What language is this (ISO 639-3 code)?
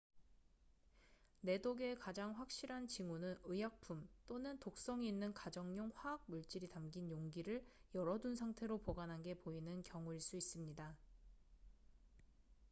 kor